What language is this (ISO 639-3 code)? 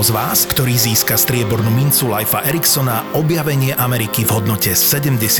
slk